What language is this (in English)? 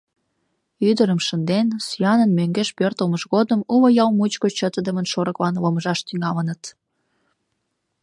Mari